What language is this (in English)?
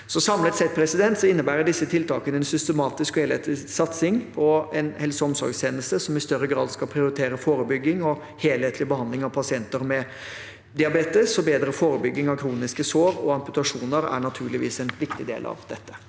Norwegian